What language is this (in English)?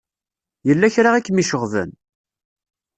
Kabyle